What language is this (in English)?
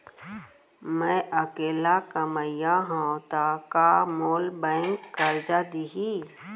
Chhattisgarhi